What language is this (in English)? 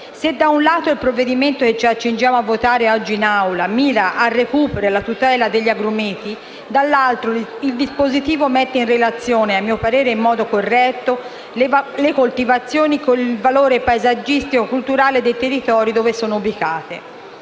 Italian